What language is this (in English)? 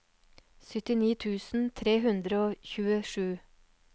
Norwegian